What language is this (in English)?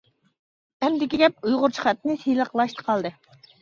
Uyghur